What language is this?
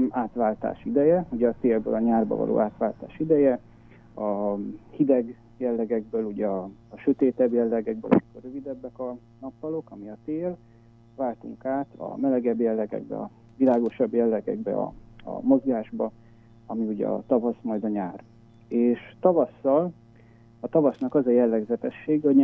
Hungarian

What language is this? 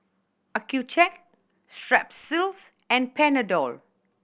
English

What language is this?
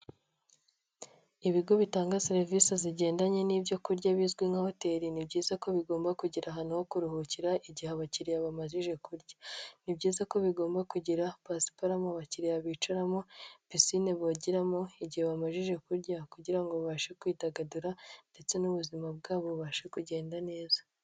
Kinyarwanda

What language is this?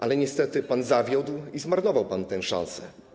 Polish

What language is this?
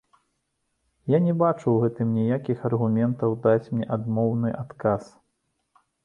Belarusian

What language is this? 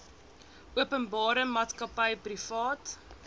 Afrikaans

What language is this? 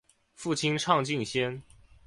Chinese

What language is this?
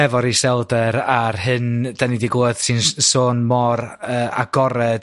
Welsh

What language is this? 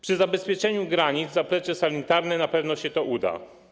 Polish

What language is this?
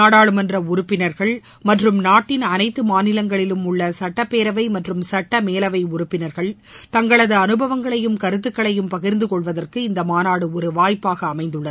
Tamil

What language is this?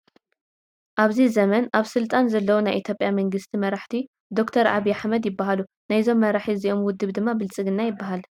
Tigrinya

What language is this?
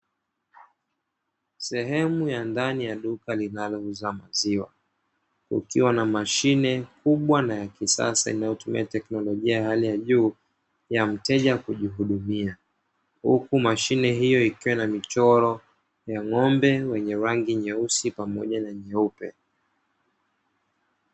Swahili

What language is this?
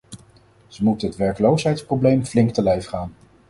Dutch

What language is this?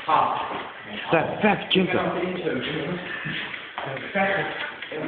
Dutch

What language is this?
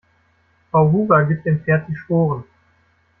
German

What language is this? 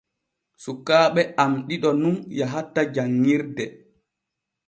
Borgu Fulfulde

